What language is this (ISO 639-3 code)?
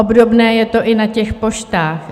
ces